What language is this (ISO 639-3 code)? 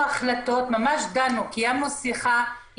heb